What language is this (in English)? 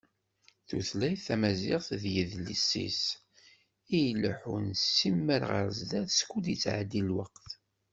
Kabyle